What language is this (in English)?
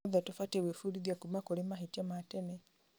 Kikuyu